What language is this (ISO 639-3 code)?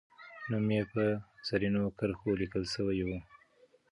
pus